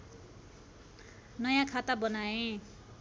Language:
Nepali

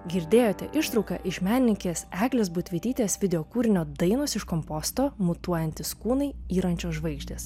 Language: Lithuanian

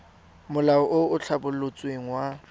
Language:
Tswana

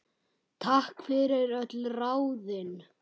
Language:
Icelandic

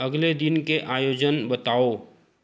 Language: Hindi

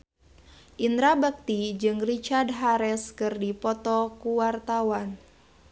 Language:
Sundanese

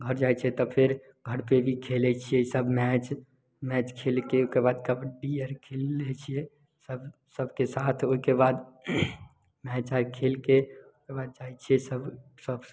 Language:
Maithili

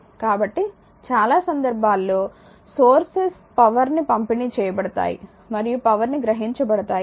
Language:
Telugu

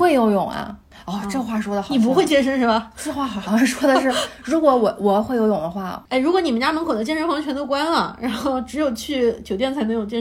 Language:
Chinese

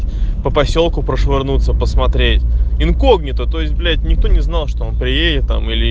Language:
Russian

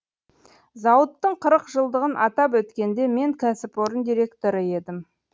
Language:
Kazakh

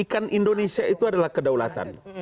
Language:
Indonesian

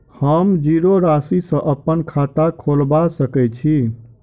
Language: Maithili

